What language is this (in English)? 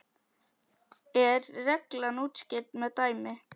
Icelandic